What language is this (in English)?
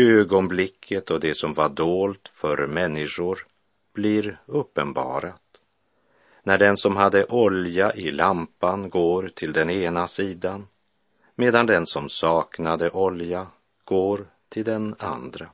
Swedish